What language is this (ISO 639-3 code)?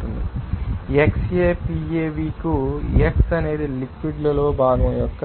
tel